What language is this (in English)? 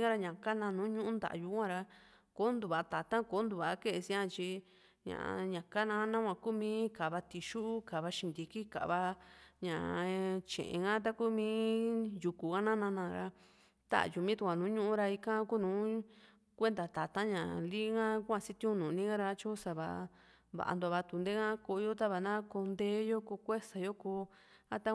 Juxtlahuaca Mixtec